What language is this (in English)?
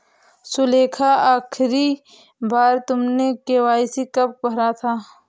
Hindi